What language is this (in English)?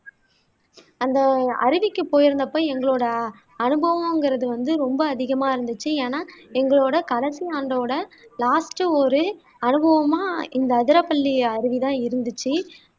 Tamil